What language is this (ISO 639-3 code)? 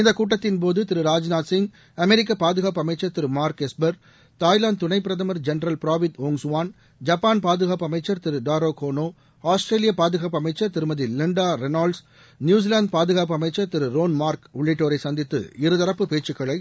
tam